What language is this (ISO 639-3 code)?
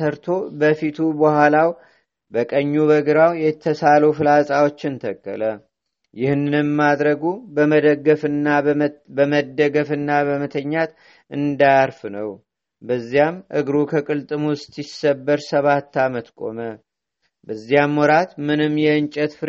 amh